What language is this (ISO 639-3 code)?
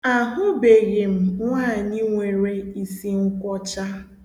ibo